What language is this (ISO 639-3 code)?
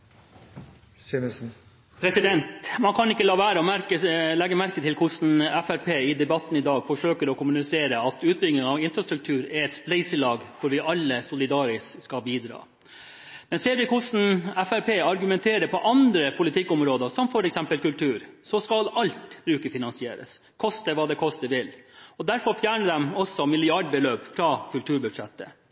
nor